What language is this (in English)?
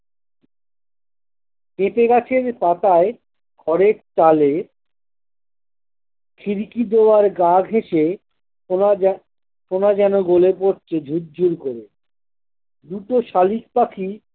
Bangla